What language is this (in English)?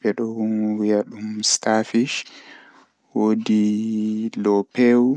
Fula